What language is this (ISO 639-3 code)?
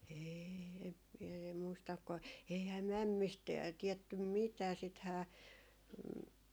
fin